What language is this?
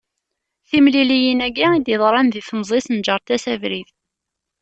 Kabyle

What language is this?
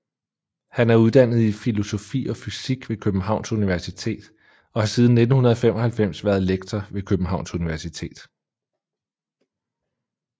Danish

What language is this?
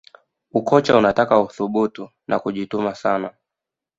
Swahili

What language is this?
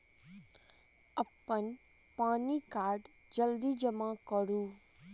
Maithili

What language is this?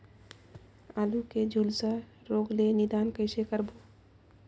Chhattisgarhi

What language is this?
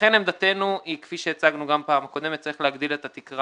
Hebrew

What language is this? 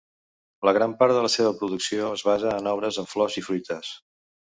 Catalan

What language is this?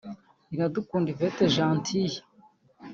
Kinyarwanda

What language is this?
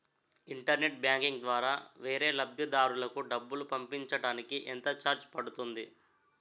Telugu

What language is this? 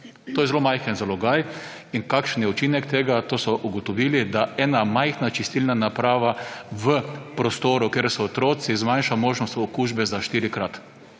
Slovenian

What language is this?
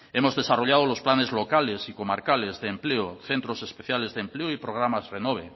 Spanish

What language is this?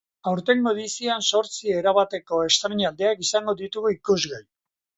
Basque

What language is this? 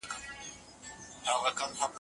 Pashto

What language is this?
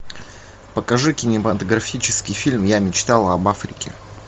Russian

